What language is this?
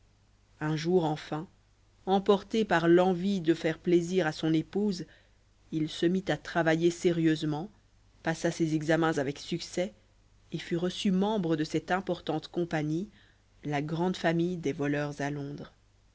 French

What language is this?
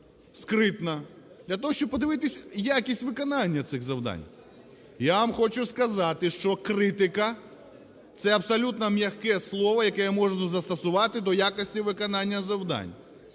Ukrainian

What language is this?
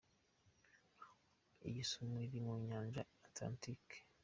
Kinyarwanda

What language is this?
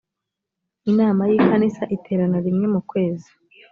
Kinyarwanda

